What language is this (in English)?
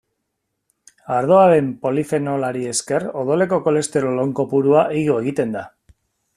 Basque